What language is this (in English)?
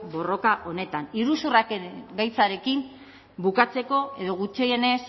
Basque